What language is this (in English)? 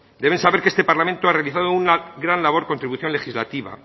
Spanish